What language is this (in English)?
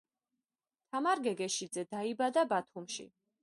Georgian